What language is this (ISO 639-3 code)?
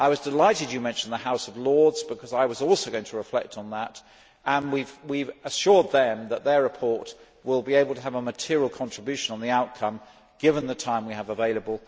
eng